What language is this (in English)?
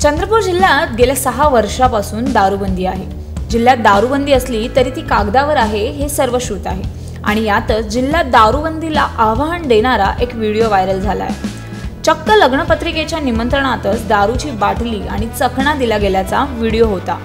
Hindi